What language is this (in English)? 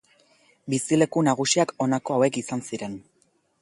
Basque